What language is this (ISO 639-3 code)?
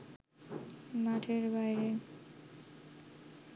ben